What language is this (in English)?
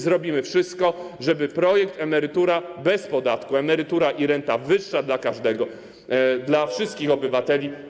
Polish